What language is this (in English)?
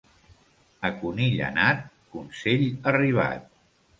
Catalan